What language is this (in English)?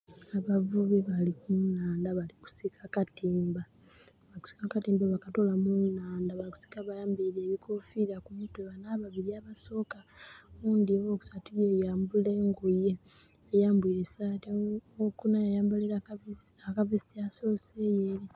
Soga